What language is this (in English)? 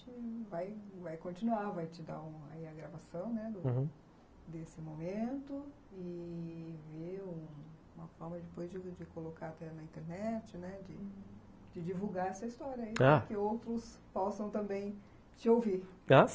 Portuguese